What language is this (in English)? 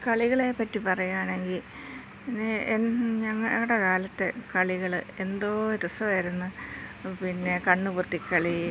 Malayalam